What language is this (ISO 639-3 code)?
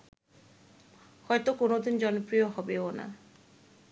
ben